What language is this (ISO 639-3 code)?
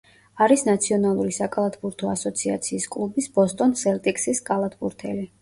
kat